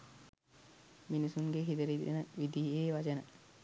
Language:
Sinhala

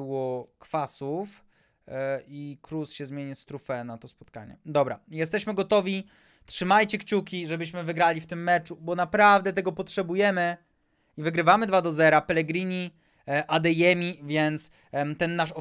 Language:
Polish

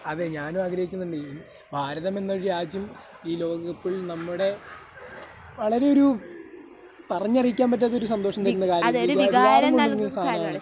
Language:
Malayalam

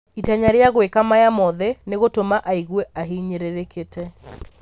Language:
Kikuyu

